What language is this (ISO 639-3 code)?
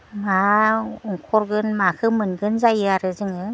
brx